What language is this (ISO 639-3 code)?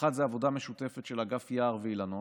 heb